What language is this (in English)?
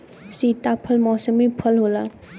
Bhojpuri